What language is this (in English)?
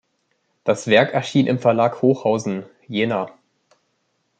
German